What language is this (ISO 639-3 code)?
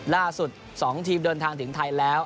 tha